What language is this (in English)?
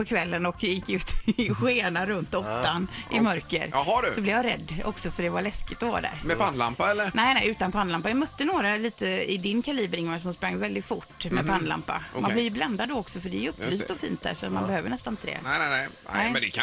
Swedish